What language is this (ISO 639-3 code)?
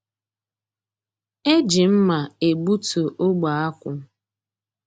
ibo